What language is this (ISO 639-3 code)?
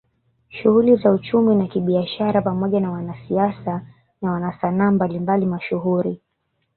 swa